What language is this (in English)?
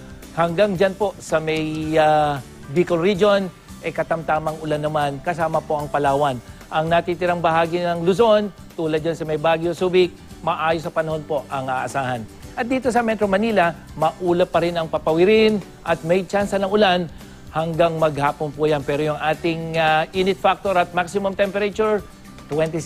Filipino